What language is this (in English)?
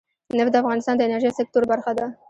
Pashto